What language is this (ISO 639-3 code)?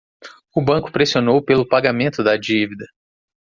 por